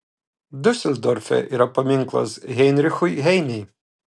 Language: Lithuanian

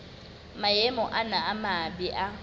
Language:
Southern Sotho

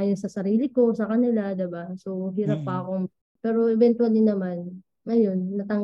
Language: Filipino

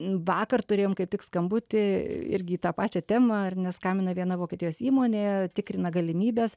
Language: Lithuanian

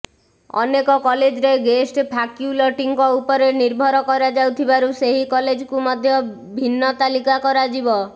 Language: Odia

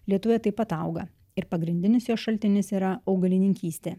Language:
Lithuanian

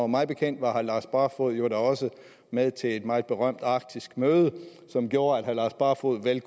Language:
Danish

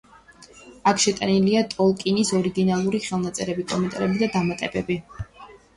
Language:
Georgian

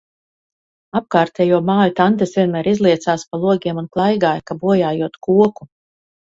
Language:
Latvian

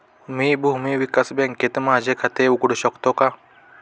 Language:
Marathi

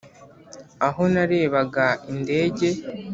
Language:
Kinyarwanda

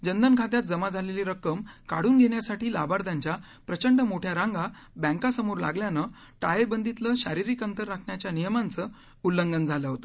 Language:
Marathi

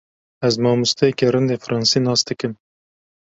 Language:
Kurdish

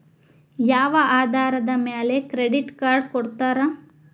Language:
Kannada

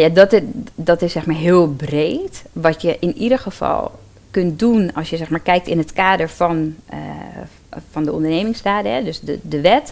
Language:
Dutch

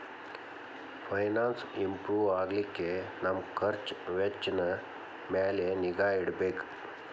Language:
Kannada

